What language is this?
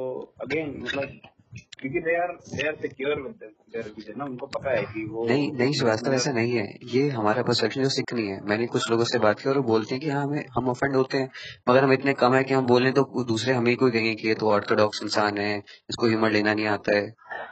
Hindi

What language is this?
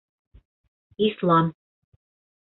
Bashkir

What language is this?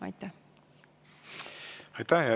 Estonian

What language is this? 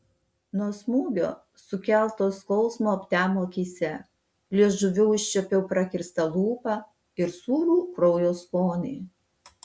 Lithuanian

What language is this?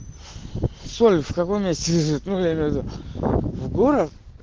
Russian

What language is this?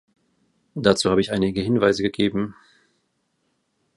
German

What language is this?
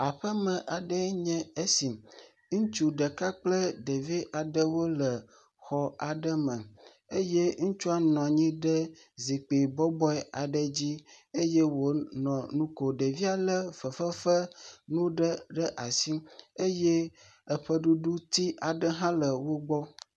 Ewe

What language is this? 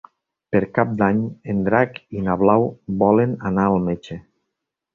Catalan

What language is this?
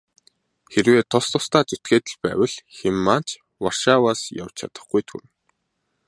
Mongolian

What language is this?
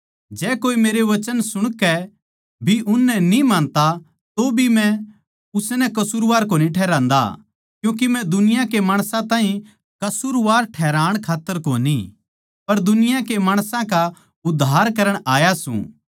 Haryanvi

